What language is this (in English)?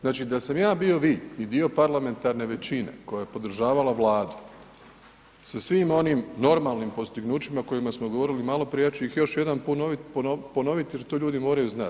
Croatian